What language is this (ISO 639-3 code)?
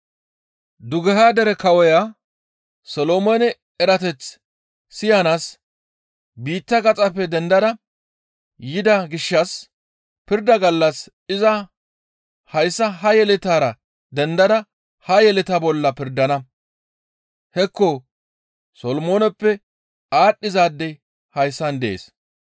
gmv